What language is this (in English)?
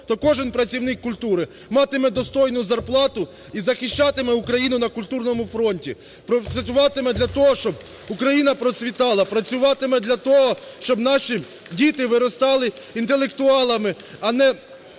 Ukrainian